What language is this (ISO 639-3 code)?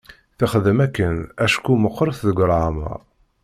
kab